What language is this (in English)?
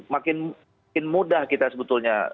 Indonesian